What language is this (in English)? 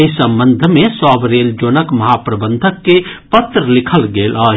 Maithili